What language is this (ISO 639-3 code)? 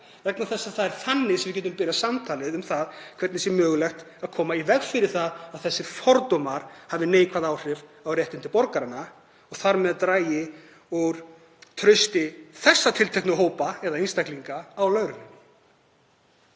isl